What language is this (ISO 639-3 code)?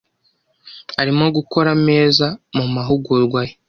kin